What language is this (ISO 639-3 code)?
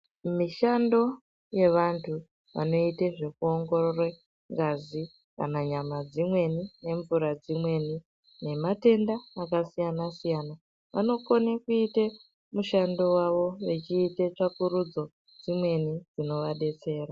ndc